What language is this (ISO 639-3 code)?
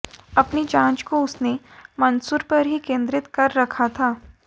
hin